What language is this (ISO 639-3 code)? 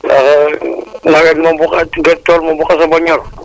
wol